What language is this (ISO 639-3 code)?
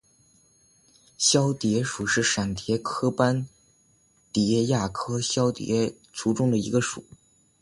zho